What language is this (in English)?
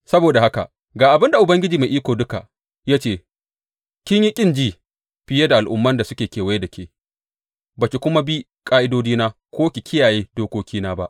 Hausa